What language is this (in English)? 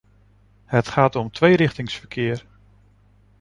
Dutch